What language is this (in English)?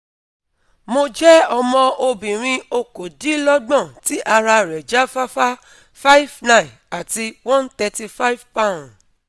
Yoruba